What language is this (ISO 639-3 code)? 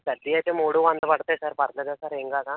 tel